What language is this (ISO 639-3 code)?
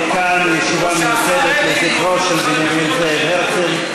heb